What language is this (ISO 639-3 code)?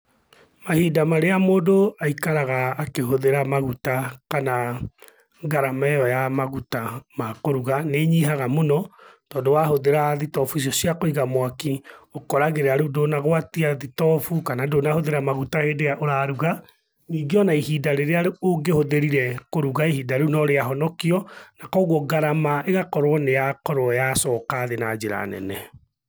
kik